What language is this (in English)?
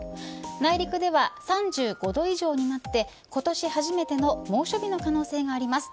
Japanese